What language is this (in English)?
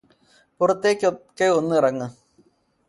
Malayalam